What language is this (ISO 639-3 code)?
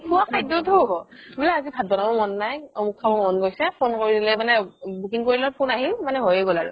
asm